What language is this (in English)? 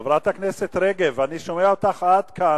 Hebrew